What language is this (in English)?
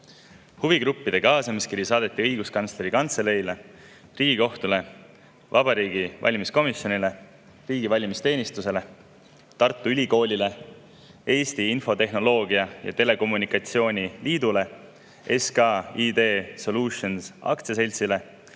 Estonian